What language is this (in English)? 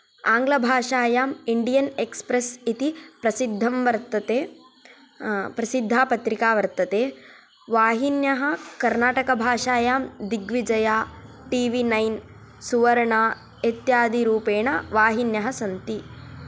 Sanskrit